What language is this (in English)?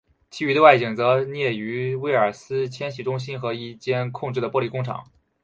Chinese